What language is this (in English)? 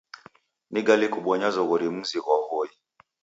Taita